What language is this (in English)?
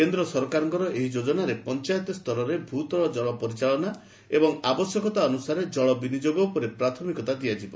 Odia